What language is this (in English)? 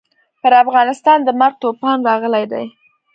Pashto